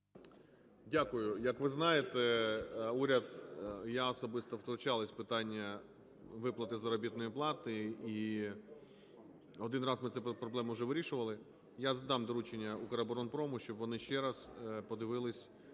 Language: Ukrainian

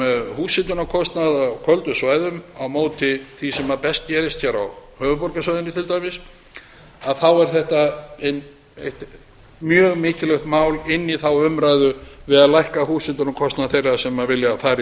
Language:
Icelandic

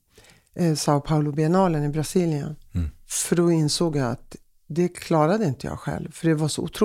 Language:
Swedish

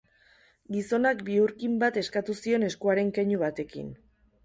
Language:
Basque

